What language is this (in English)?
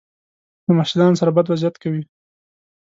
Pashto